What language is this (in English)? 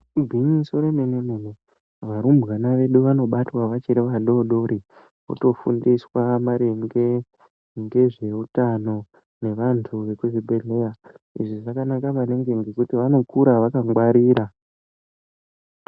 Ndau